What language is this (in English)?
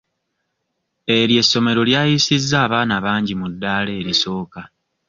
Ganda